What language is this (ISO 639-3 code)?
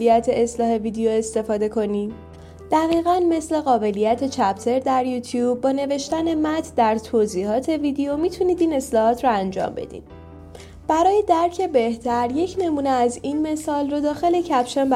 fas